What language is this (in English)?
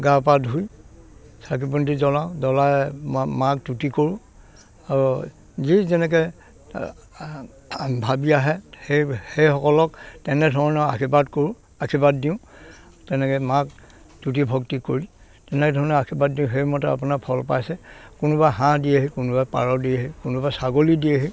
Assamese